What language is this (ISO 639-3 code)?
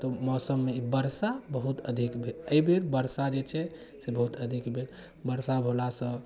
mai